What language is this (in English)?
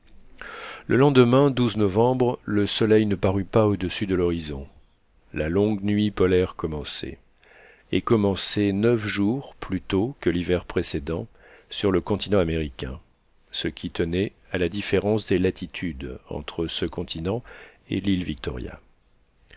French